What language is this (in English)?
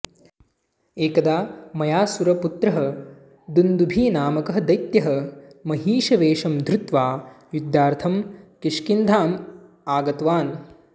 Sanskrit